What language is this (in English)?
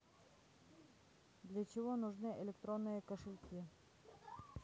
Russian